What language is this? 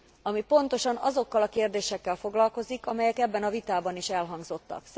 Hungarian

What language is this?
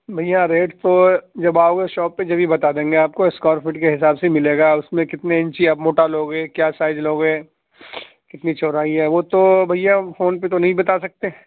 Urdu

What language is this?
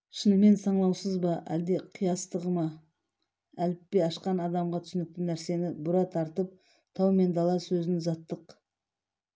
Kazakh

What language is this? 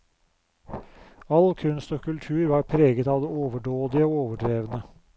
Norwegian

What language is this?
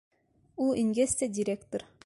Bashkir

